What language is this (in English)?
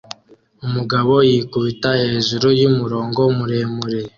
Kinyarwanda